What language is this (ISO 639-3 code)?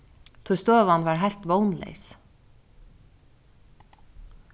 fao